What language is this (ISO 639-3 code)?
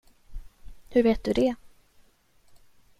swe